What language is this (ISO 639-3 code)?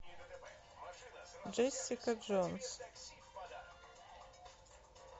rus